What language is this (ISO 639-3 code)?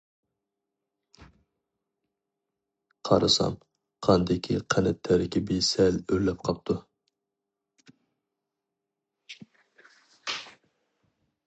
uig